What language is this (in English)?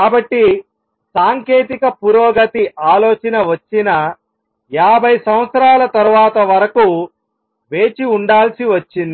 Telugu